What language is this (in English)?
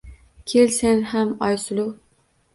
Uzbek